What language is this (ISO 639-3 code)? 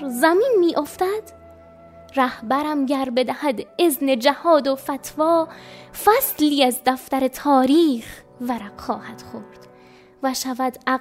fas